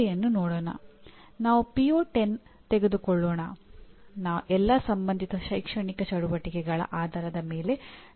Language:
Kannada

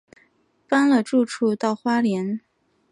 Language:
Chinese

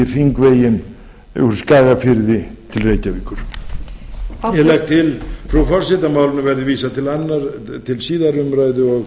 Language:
Icelandic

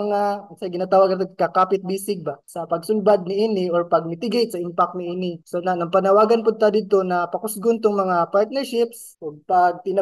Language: Filipino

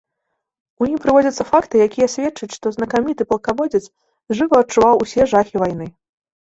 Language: Belarusian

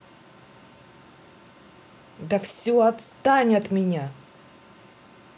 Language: Russian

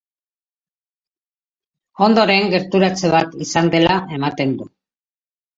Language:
Basque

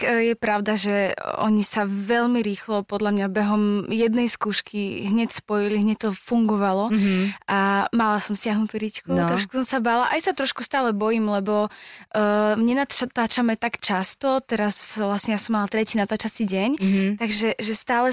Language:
Slovak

